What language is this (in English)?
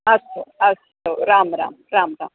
Sanskrit